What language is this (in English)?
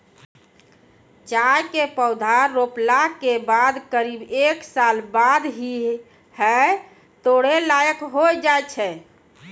Maithili